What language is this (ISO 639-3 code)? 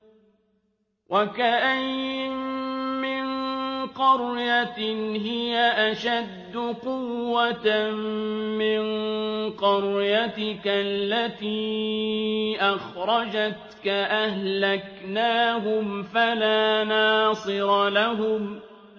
ara